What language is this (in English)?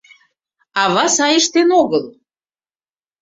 Mari